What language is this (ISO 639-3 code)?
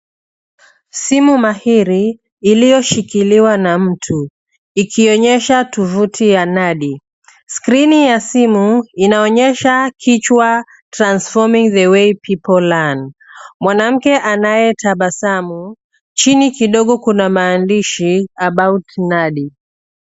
swa